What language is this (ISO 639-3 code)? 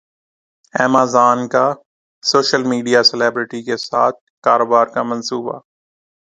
urd